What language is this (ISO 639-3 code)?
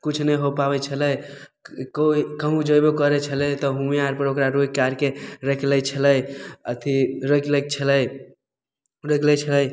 mai